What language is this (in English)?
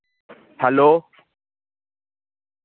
Dogri